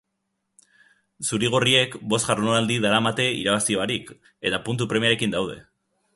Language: Basque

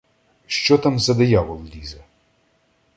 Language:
Ukrainian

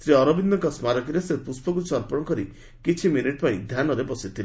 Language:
Odia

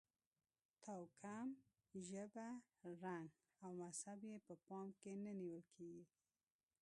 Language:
Pashto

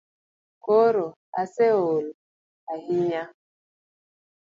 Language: Luo (Kenya and Tanzania)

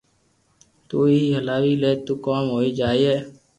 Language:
Loarki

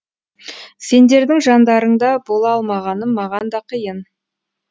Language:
Kazakh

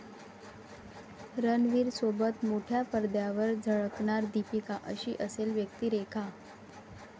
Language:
Marathi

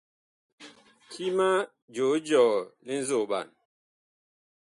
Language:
Bakoko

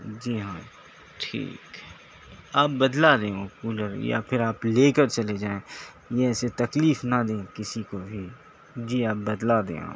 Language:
Urdu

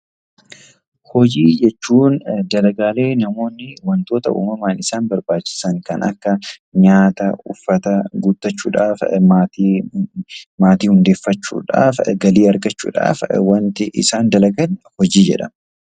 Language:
Oromo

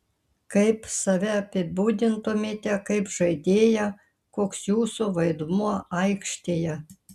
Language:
Lithuanian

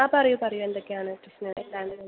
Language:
Malayalam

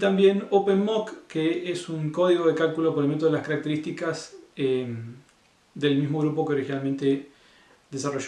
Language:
Spanish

